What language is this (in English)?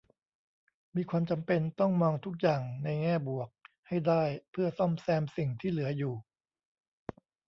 Thai